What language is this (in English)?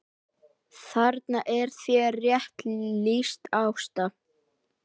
Icelandic